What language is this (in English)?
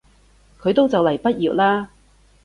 Cantonese